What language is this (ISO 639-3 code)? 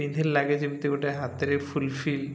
ori